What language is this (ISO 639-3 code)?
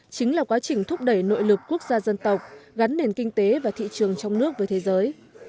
vie